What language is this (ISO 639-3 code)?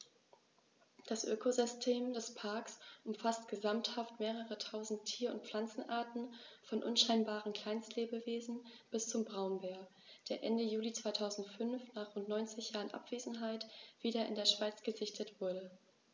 deu